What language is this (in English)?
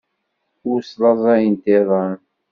Kabyle